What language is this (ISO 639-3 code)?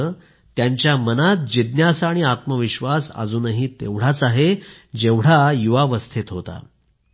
mar